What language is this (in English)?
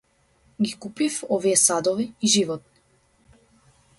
Macedonian